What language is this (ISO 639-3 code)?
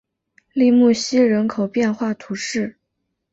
zho